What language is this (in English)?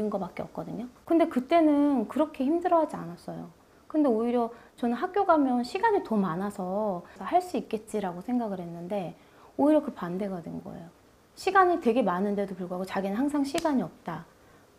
Korean